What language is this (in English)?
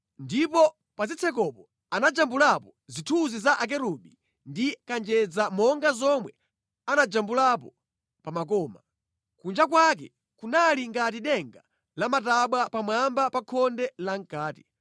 Nyanja